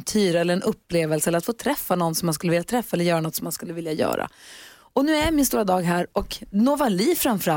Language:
Swedish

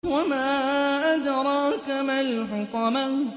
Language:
Arabic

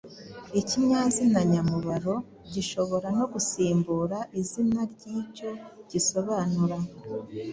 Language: Kinyarwanda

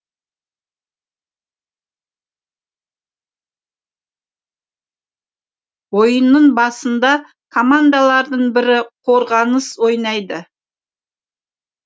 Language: Kazakh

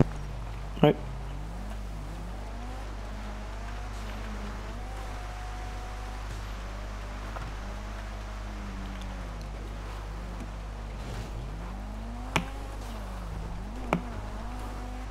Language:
French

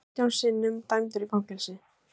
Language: Icelandic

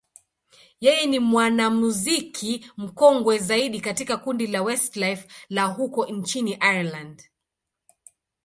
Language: Swahili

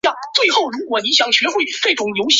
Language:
Chinese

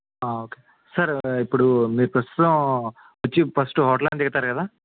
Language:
Telugu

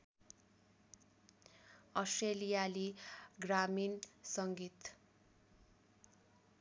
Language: Nepali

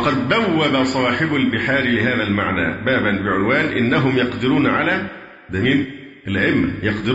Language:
Arabic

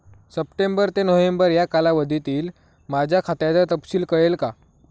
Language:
Marathi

